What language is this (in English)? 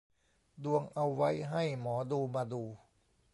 Thai